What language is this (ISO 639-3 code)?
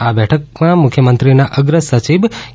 guj